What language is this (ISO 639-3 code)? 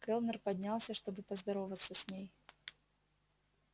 rus